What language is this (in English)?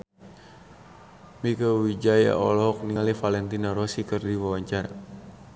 Sundanese